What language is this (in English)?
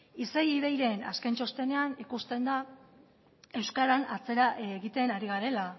Basque